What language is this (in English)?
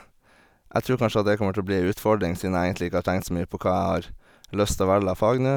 Norwegian